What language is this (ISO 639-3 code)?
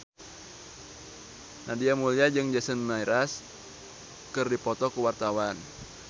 sun